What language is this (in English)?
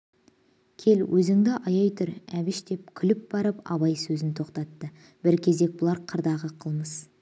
Kazakh